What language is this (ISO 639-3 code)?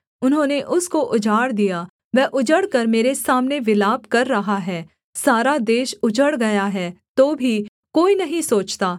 hin